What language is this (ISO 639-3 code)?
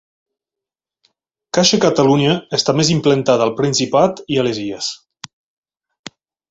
cat